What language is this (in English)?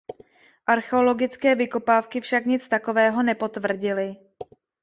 Czech